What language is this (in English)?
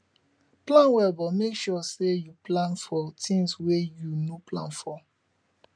Nigerian Pidgin